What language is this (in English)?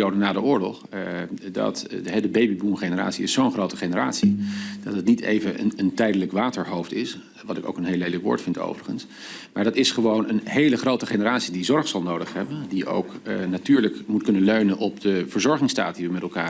Dutch